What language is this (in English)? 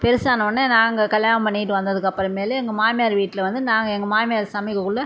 Tamil